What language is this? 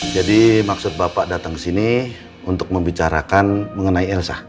Indonesian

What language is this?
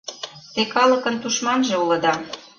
Mari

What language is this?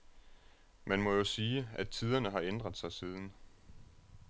Danish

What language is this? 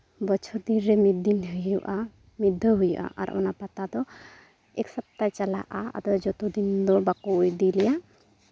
Santali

